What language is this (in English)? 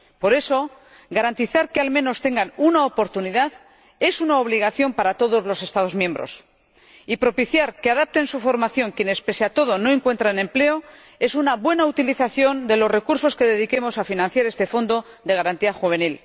Spanish